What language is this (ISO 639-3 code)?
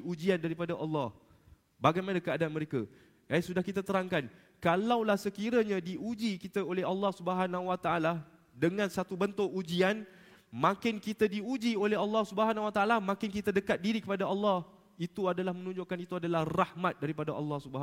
msa